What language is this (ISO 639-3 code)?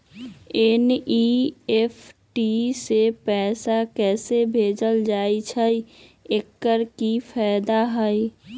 mag